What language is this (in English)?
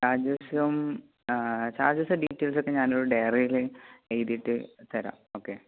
Malayalam